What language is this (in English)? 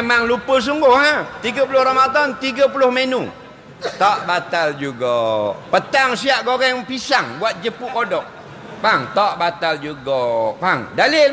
Malay